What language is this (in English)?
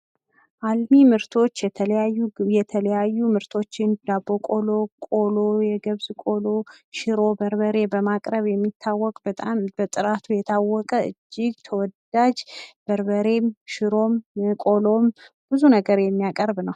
Amharic